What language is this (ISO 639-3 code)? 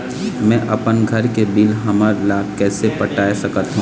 hne